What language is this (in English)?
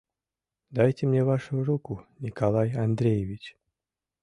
Mari